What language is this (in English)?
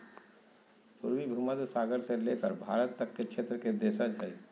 Magahi